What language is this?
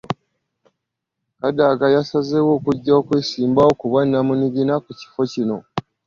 Ganda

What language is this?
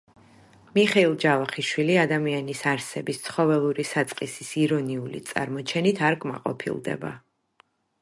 Georgian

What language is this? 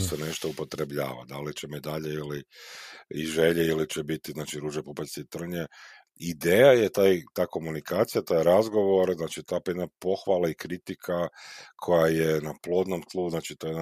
Croatian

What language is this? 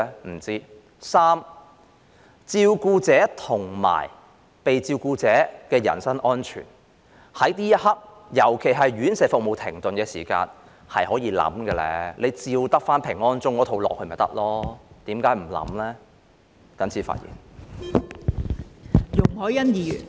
Cantonese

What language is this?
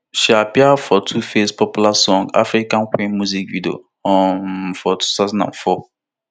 Nigerian Pidgin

